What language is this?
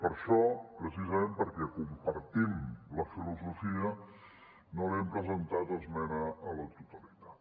Catalan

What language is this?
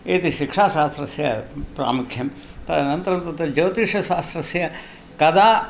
Sanskrit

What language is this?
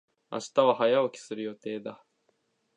Japanese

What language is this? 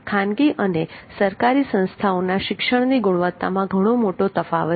Gujarati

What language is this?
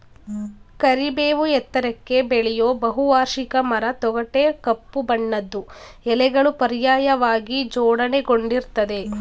Kannada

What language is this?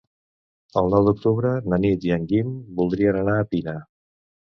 Catalan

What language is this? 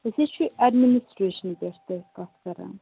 Kashmiri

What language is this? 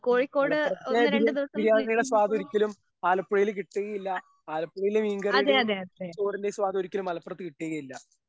Malayalam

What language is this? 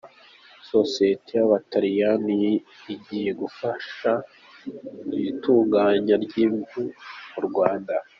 Kinyarwanda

